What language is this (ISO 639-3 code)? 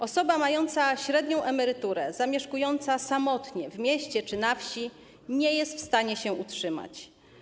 pol